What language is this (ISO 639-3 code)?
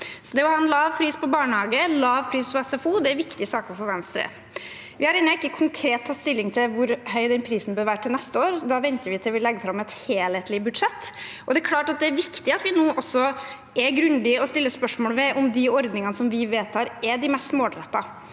nor